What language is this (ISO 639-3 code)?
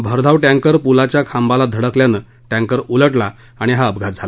mar